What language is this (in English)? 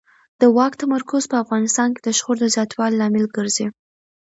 Pashto